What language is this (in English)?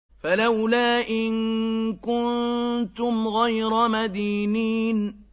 Arabic